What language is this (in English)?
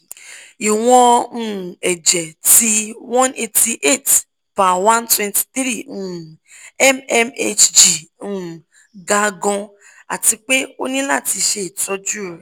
Yoruba